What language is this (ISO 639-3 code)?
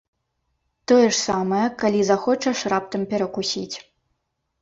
bel